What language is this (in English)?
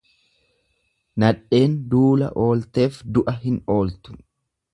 Oromo